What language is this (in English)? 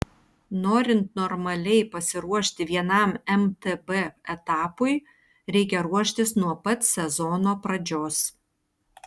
Lithuanian